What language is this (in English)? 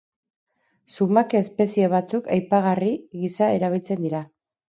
Basque